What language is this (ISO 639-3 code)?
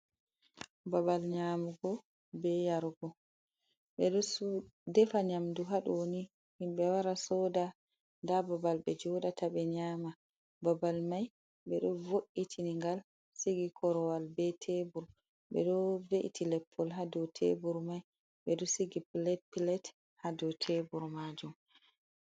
ful